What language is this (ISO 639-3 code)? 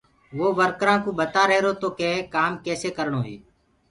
ggg